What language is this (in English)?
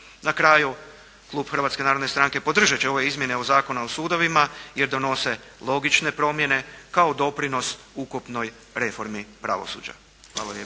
Croatian